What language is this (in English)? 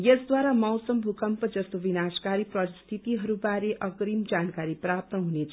Nepali